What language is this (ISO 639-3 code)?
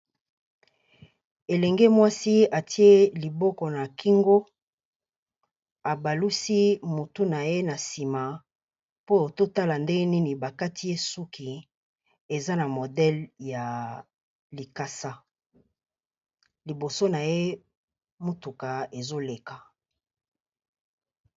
lin